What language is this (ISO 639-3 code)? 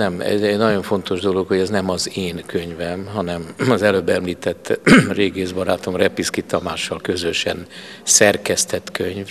hun